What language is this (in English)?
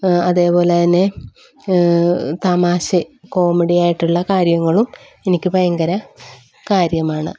Malayalam